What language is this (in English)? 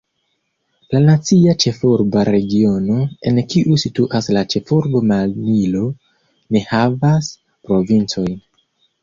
Esperanto